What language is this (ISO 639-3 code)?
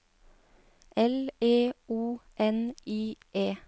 nor